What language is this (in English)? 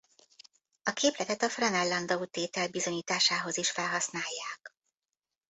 Hungarian